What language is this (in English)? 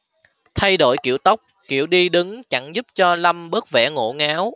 Vietnamese